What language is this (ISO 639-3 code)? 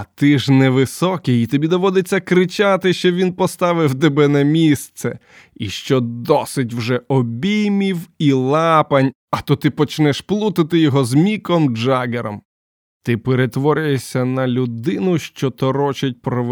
ukr